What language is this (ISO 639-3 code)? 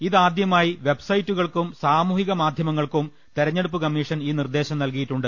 mal